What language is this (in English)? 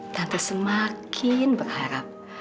Indonesian